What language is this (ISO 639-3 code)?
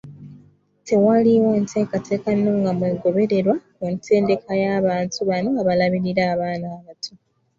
lug